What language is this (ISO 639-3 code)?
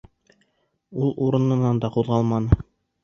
bak